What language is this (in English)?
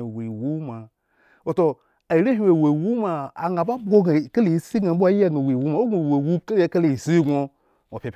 Eggon